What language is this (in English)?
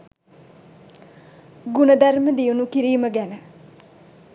Sinhala